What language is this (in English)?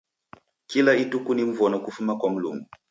Taita